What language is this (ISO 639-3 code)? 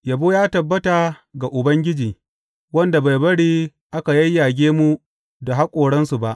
hau